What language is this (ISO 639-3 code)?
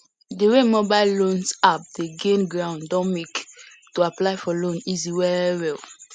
pcm